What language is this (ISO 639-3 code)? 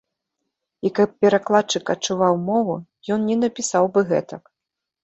bel